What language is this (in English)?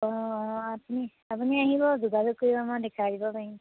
Assamese